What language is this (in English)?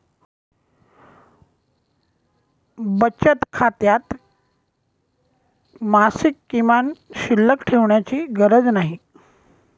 Marathi